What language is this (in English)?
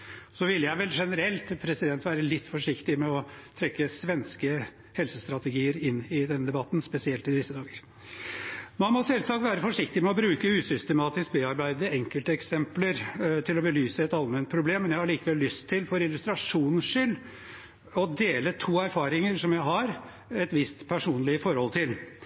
Norwegian Bokmål